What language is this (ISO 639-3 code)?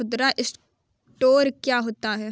hin